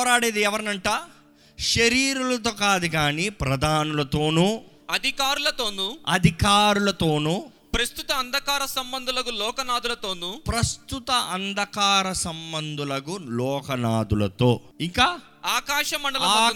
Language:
Telugu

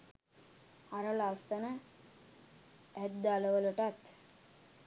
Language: Sinhala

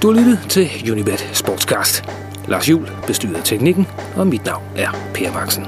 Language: Danish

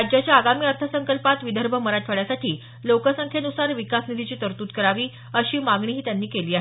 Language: Marathi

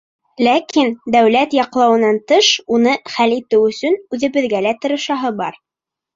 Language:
Bashkir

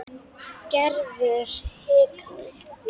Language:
Icelandic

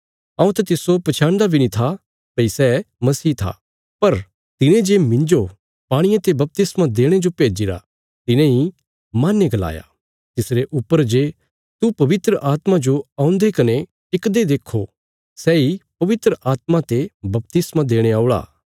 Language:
Bilaspuri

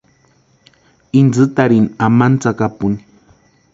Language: Western Highland Purepecha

